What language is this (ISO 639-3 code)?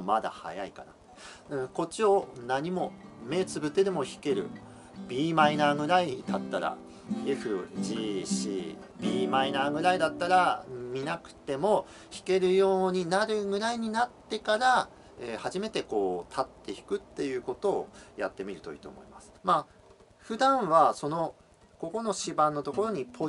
jpn